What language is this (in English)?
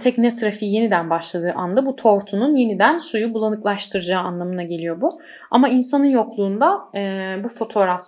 Turkish